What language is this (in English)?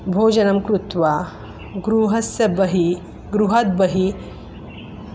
Sanskrit